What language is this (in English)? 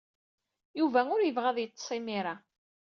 Kabyle